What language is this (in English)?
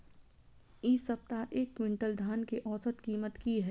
Maithili